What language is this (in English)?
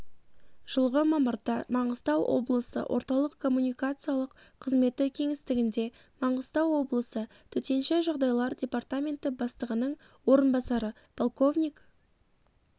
Kazakh